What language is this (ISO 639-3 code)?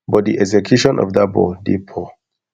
pcm